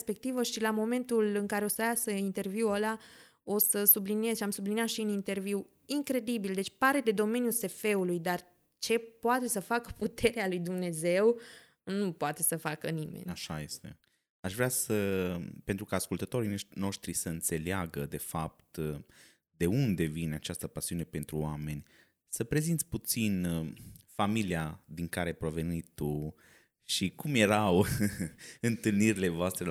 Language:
Romanian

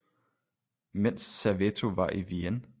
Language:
Danish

